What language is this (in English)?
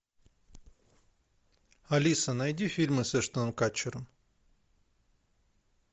Russian